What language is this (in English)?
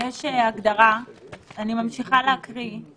Hebrew